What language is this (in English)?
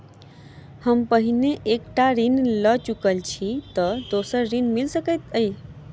Maithili